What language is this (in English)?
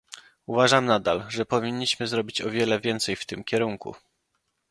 Polish